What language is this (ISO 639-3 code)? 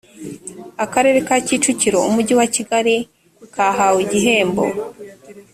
kin